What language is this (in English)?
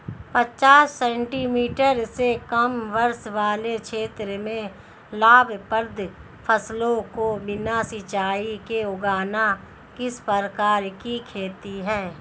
Hindi